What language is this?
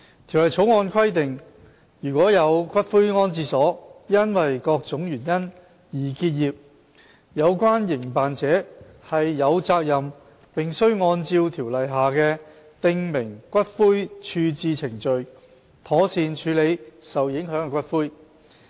Cantonese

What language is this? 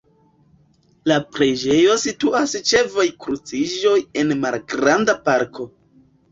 Esperanto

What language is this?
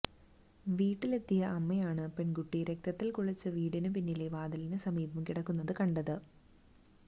Malayalam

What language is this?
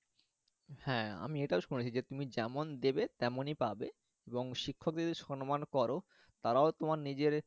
Bangla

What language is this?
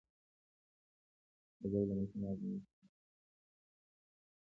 Pashto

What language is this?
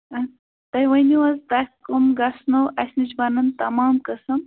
Kashmiri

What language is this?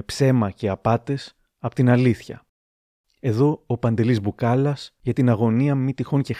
Greek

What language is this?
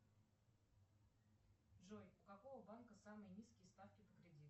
Russian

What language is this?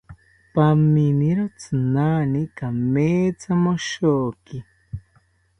South Ucayali Ashéninka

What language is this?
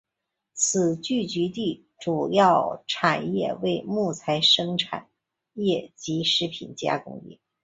Chinese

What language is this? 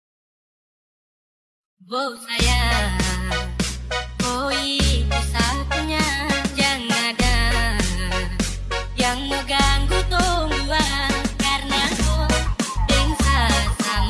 Indonesian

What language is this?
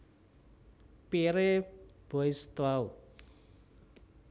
Javanese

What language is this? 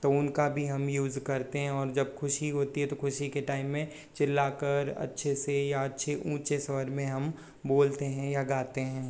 Hindi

